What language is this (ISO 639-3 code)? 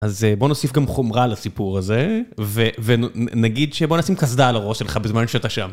heb